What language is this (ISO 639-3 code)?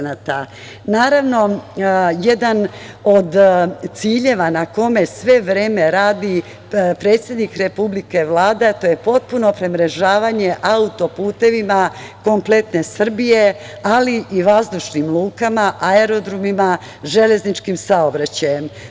srp